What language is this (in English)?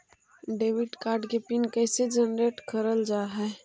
Magahi